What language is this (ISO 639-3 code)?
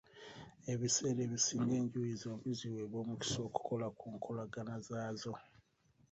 lug